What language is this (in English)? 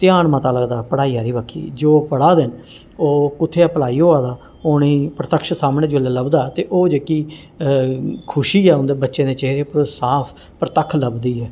Dogri